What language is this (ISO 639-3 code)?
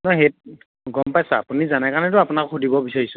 asm